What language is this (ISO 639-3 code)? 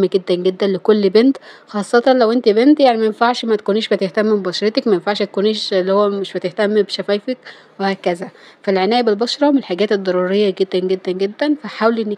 ara